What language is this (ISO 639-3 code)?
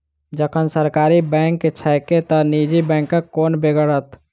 mai